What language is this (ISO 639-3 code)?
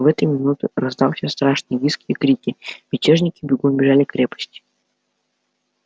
rus